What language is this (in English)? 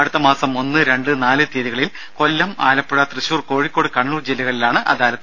Malayalam